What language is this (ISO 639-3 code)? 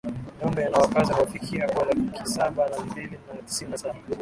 swa